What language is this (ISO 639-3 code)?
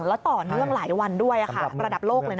tha